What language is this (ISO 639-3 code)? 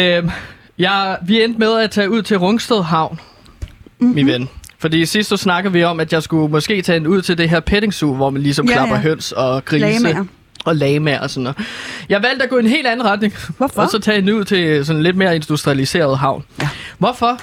dan